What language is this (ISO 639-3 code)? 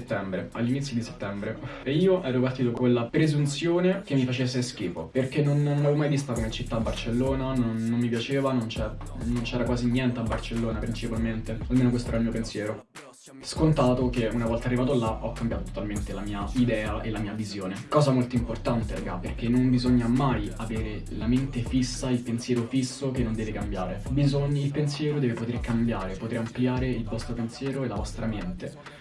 ita